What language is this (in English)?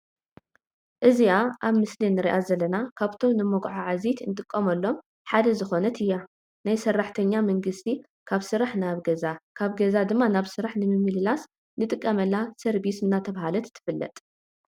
Tigrinya